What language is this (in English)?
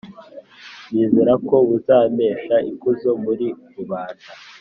Kinyarwanda